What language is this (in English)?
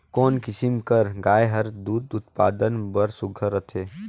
Chhattisgarhi